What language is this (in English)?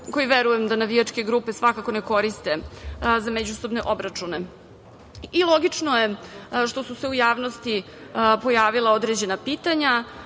Serbian